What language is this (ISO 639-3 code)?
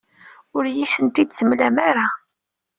kab